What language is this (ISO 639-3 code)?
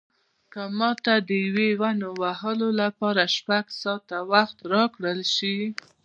pus